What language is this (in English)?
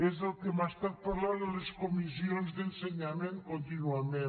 Catalan